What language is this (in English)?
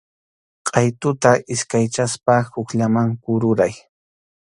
Arequipa-La Unión Quechua